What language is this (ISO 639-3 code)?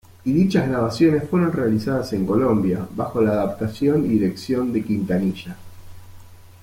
spa